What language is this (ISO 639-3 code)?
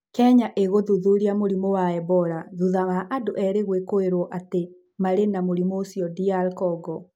kik